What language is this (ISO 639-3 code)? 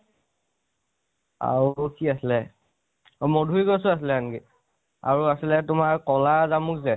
asm